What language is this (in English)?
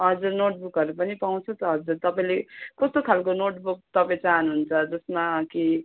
Nepali